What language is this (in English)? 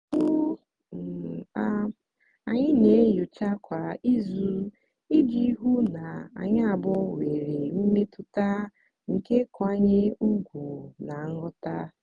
Igbo